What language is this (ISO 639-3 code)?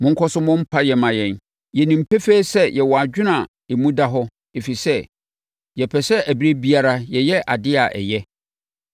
aka